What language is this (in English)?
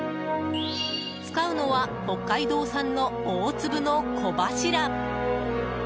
Japanese